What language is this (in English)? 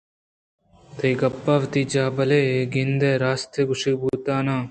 Eastern Balochi